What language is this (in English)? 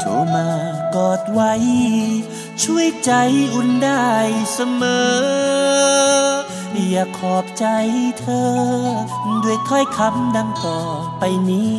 Thai